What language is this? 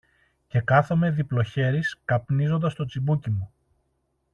Greek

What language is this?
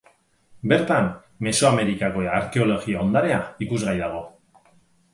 Basque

